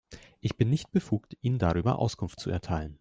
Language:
German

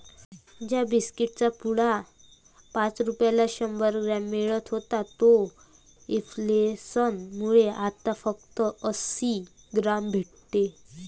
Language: Marathi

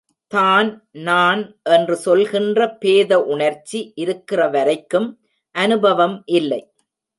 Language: Tamil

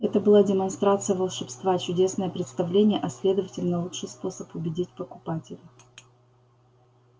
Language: Russian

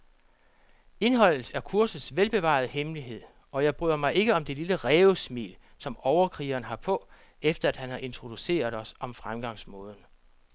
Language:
Danish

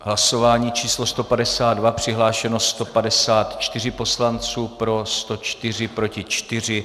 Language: Czech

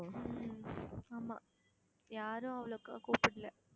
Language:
Tamil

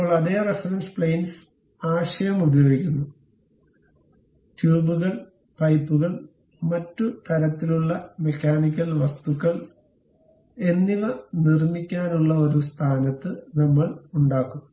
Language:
Malayalam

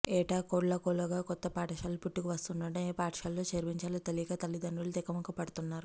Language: Telugu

